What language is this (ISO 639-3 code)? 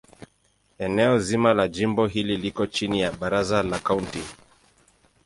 swa